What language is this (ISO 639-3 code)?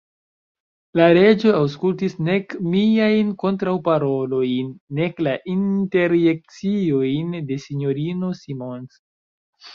epo